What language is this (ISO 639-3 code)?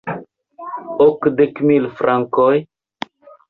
epo